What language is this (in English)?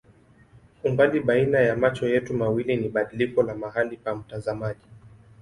Swahili